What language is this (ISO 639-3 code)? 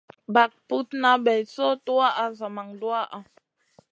mcn